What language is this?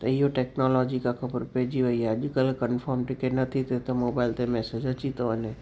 Sindhi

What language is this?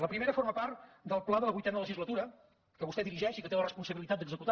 Catalan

